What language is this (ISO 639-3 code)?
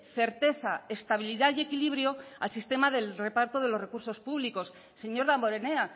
spa